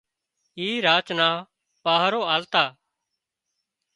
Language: Wadiyara Koli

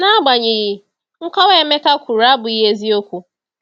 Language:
Igbo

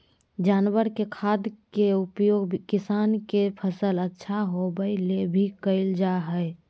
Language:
Magahi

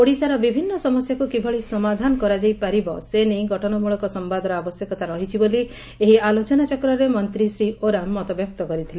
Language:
Odia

